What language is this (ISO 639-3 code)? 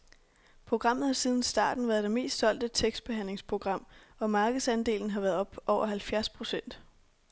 dan